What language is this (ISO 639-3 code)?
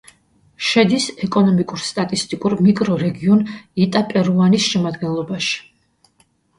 kat